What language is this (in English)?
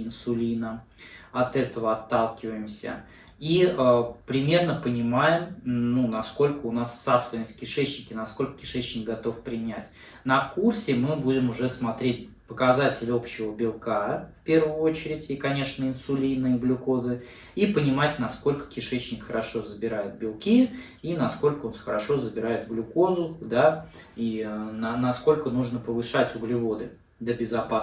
Russian